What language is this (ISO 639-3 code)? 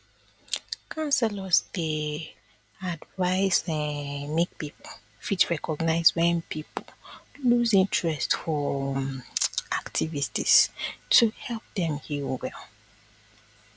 pcm